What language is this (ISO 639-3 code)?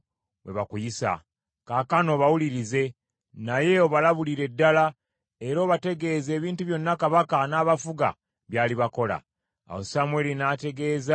lug